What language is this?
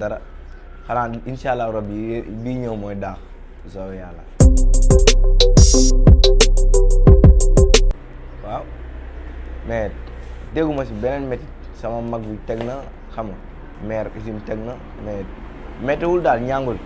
Wolof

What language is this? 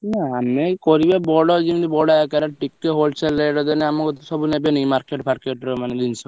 Odia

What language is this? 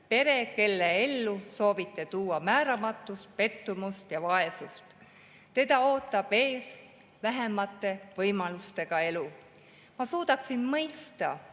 Estonian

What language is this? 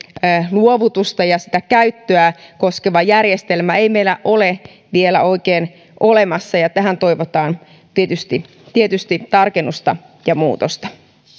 Finnish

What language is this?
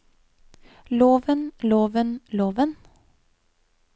Norwegian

